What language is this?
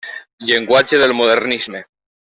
Catalan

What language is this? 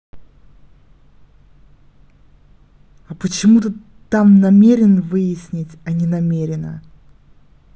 Russian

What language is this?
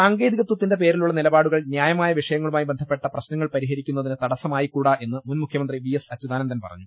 Malayalam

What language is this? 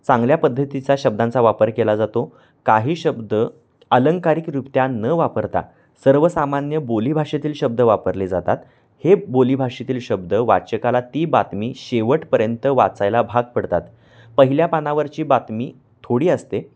Marathi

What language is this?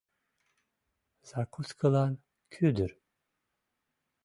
Mari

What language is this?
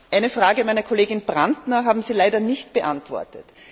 German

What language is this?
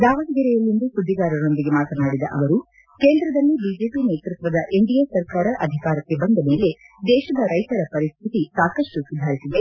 Kannada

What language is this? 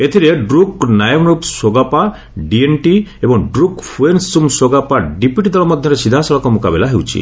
Odia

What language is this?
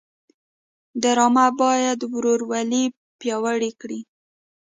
Pashto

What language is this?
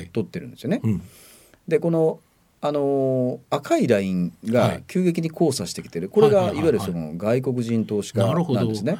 Japanese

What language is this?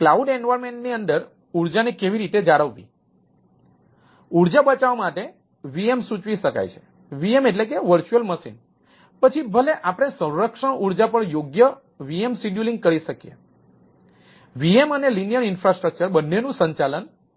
Gujarati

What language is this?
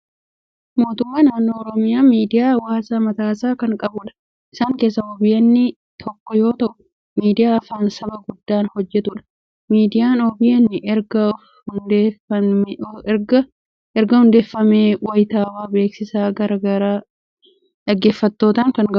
Oromo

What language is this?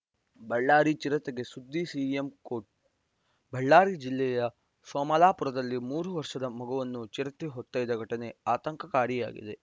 Kannada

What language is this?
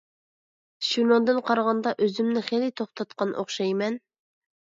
Uyghur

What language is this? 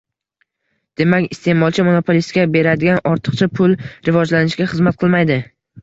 Uzbek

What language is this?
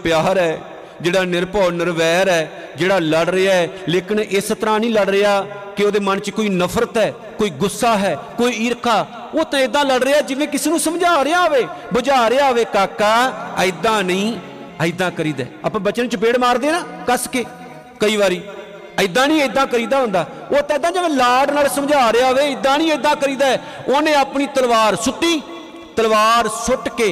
Punjabi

